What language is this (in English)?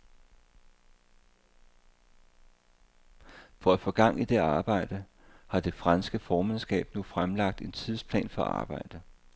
Danish